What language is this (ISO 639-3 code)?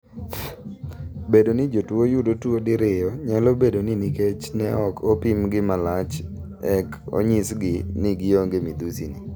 luo